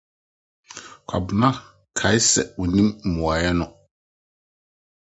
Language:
Akan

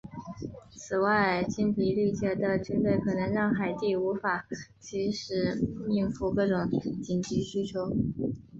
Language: Chinese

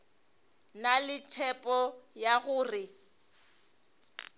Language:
Northern Sotho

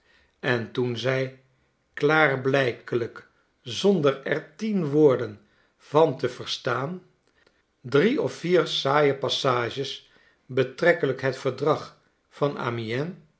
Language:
Dutch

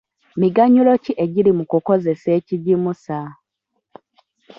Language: Ganda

